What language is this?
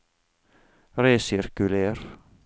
Norwegian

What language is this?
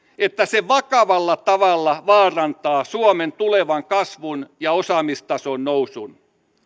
Finnish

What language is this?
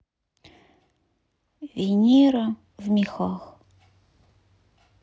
Russian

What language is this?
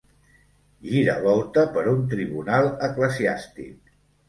Catalan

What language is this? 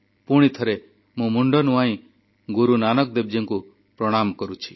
Odia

